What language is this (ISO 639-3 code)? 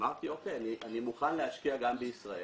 heb